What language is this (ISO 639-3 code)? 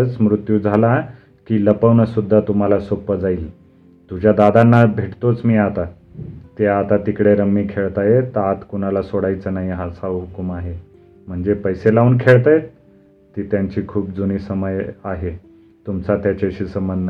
mar